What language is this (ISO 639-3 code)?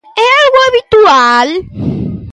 glg